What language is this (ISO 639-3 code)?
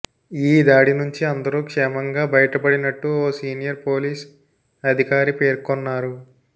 tel